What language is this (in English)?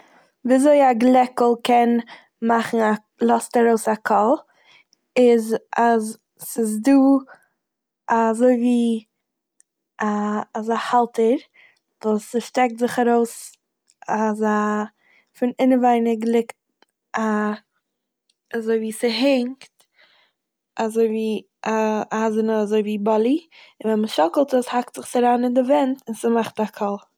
Yiddish